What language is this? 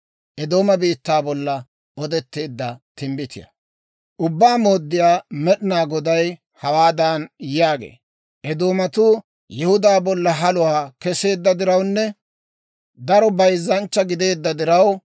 Dawro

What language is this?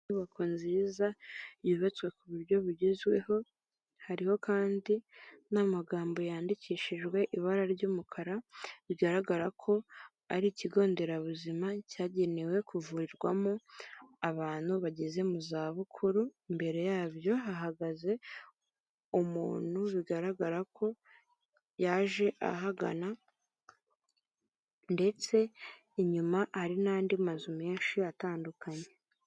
Kinyarwanda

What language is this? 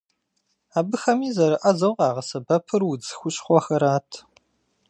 Kabardian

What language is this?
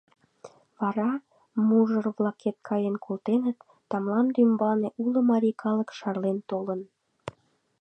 Mari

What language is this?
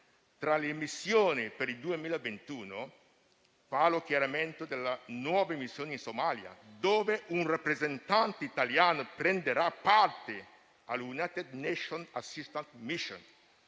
Italian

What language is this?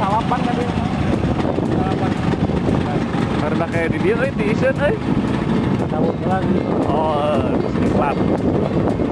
Indonesian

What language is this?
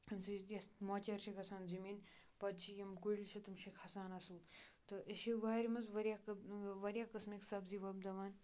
Kashmiri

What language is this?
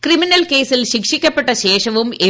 Malayalam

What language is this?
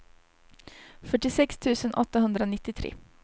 Swedish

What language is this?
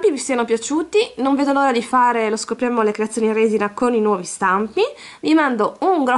Italian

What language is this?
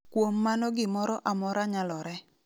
Luo (Kenya and Tanzania)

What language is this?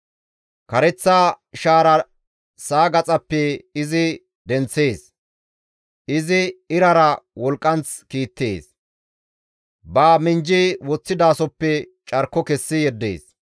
Gamo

